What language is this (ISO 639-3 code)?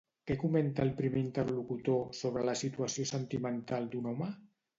cat